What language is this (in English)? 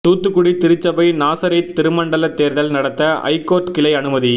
Tamil